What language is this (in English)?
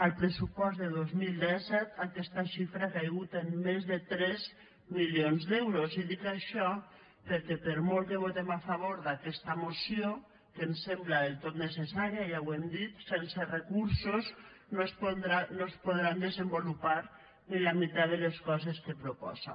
Catalan